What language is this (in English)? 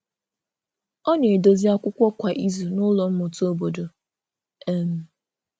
Igbo